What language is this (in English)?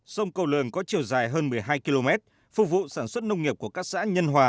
Vietnamese